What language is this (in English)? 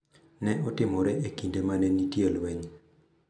Luo (Kenya and Tanzania)